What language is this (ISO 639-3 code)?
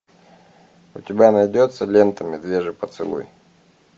rus